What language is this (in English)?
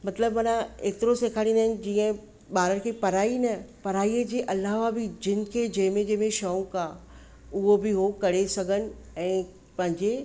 Sindhi